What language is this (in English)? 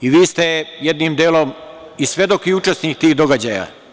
Serbian